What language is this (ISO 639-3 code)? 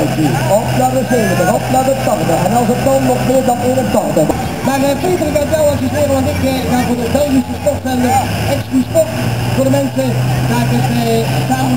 nld